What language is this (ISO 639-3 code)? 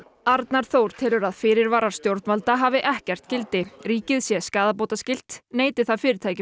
isl